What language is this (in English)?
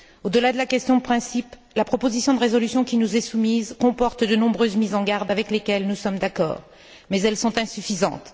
French